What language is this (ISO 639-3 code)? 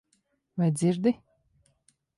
lav